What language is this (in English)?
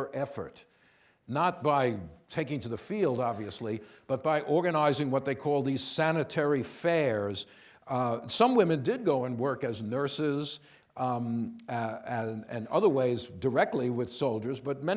English